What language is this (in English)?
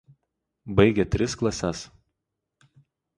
Lithuanian